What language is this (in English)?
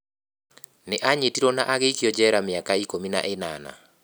Kikuyu